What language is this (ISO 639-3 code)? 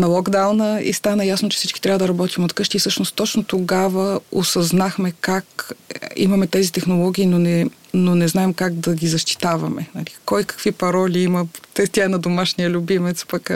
bul